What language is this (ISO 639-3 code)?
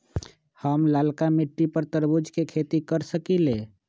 mag